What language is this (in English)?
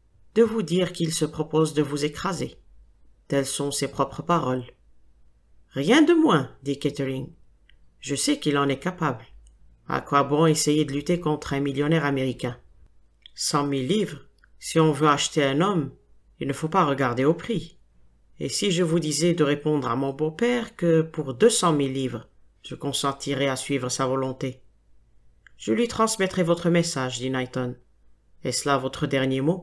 French